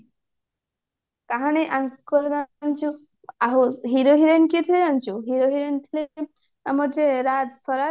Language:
Odia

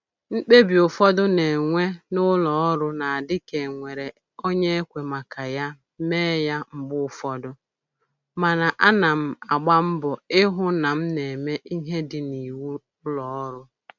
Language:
Igbo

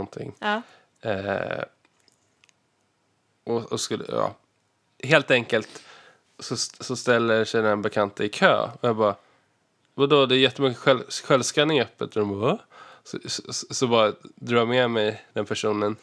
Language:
Swedish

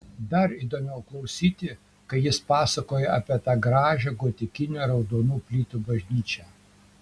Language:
Lithuanian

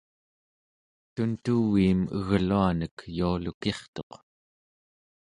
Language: Central Yupik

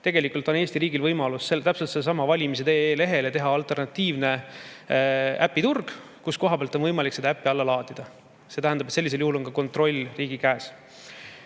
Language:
Estonian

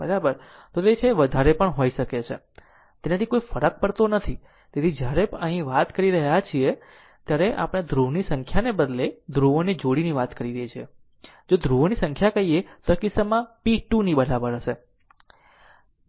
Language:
Gujarati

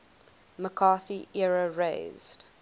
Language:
English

